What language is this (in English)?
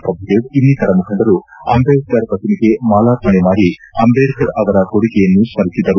Kannada